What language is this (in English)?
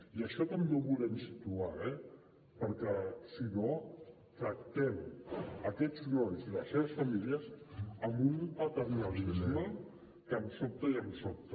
Catalan